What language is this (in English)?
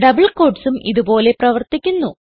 Malayalam